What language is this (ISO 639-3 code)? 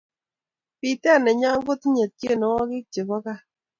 kln